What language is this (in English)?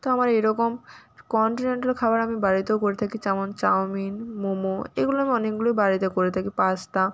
Bangla